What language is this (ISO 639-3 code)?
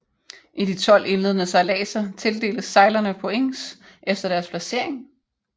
dan